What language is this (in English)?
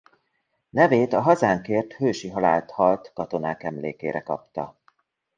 Hungarian